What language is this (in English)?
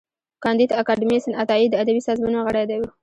Pashto